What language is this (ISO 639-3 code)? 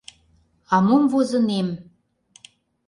chm